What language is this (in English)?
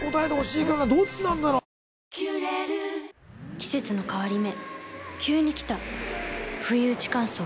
Japanese